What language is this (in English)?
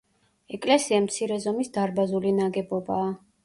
Georgian